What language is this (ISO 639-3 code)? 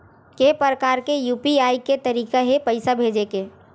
hne